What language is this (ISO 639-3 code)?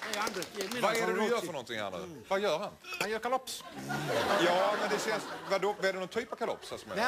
swe